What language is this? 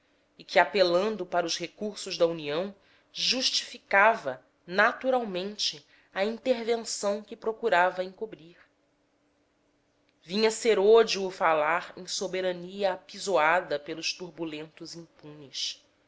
Portuguese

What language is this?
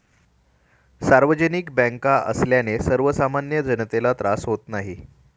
Marathi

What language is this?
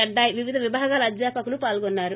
Telugu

